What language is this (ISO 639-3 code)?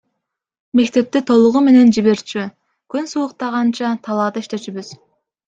kir